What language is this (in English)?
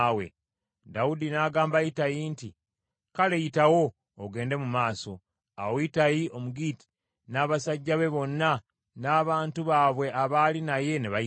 Ganda